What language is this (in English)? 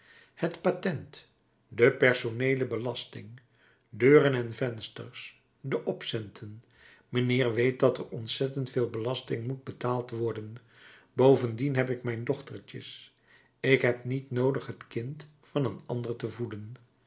Dutch